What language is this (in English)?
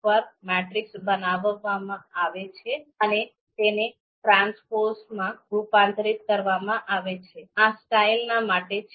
Gujarati